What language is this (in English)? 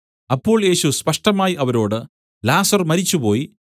Malayalam